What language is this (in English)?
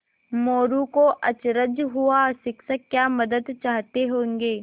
Hindi